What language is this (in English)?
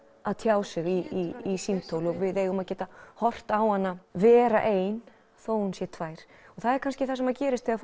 Icelandic